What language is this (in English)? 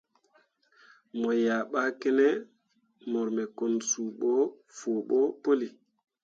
Mundang